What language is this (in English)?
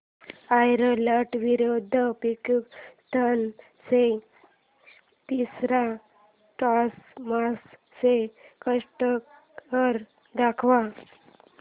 Marathi